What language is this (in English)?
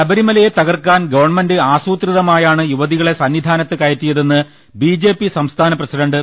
Malayalam